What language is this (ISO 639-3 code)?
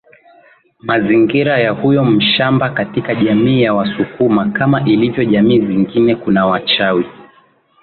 swa